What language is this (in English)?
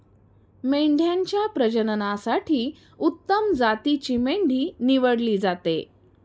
Marathi